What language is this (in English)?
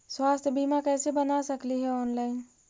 Magahi